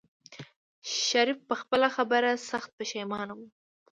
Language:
Pashto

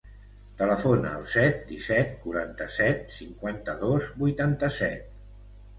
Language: Catalan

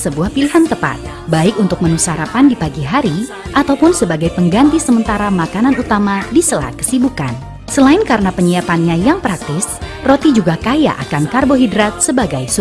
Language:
Indonesian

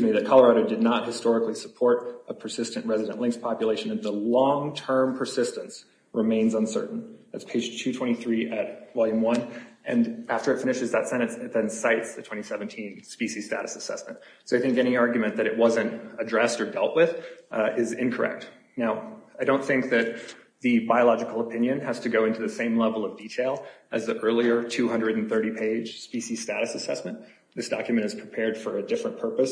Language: English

